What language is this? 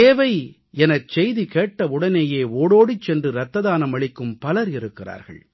Tamil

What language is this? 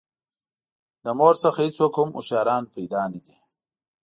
Pashto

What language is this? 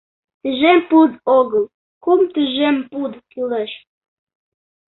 Mari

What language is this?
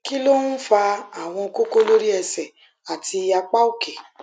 Yoruba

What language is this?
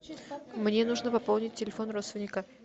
Russian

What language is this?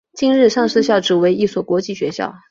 Chinese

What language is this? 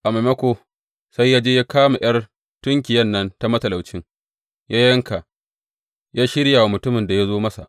Hausa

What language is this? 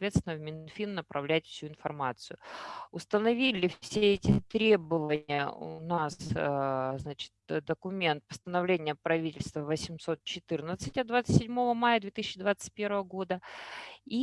Russian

